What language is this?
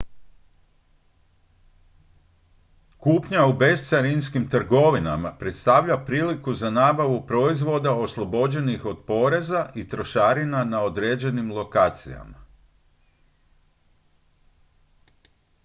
Croatian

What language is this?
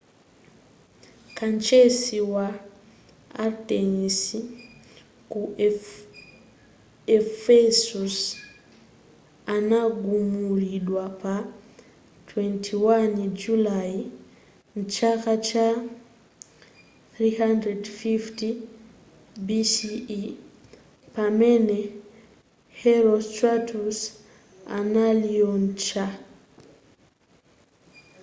Nyanja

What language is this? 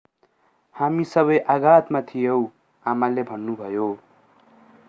Nepali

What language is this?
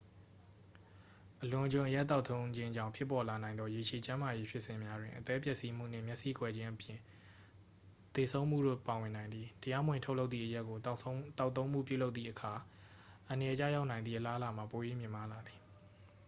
Burmese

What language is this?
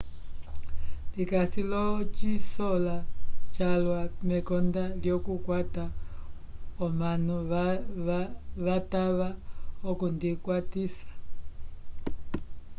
Umbundu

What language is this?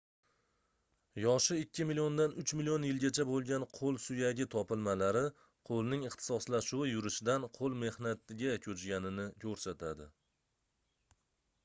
Uzbek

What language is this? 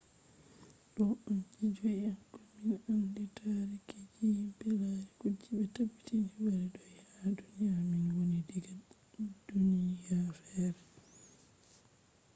Fula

